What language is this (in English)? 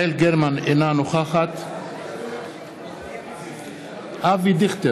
Hebrew